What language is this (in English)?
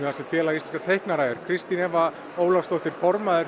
Icelandic